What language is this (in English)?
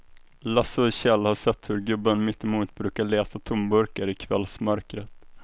Swedish